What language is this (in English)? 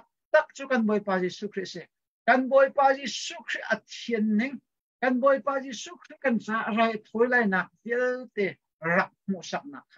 Thai